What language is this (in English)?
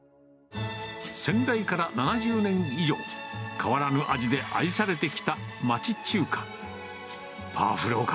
Japanese